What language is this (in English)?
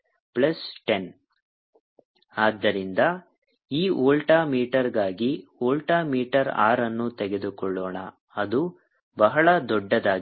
Kannada